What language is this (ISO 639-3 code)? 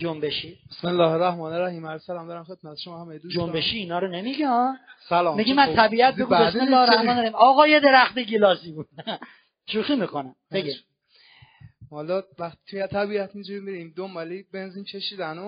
fas